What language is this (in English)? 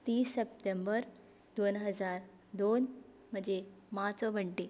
Konkani